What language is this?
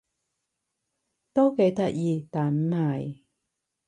Cantonese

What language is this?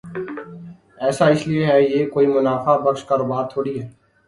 Urdu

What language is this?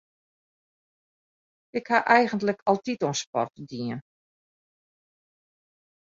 Western Frisian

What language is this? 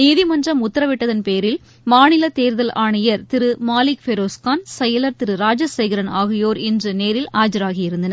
Tamil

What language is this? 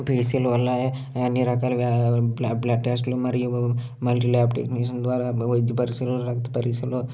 Telugu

